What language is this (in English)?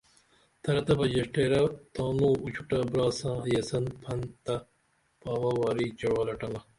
Dameli